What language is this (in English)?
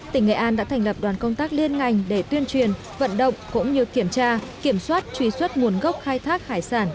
Vietnamese